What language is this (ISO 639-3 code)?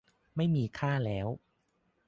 tha